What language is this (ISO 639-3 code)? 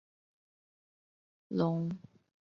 zho